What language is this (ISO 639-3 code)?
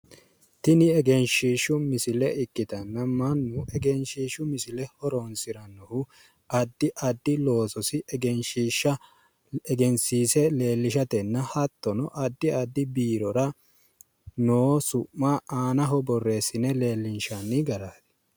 sid